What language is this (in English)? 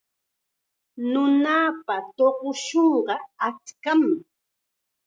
Chiquián Ancash Quechua